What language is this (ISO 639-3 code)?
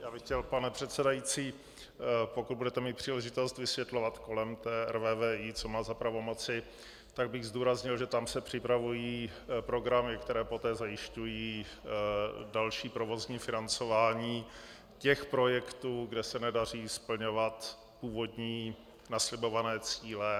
ces